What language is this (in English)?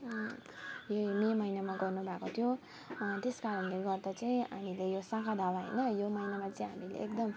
Nepali